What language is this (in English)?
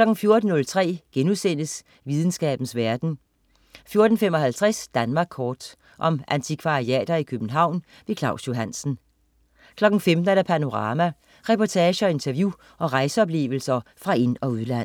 Danish